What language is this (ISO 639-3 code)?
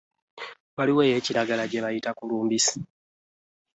lug